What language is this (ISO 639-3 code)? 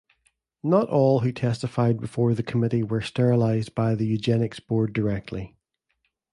eng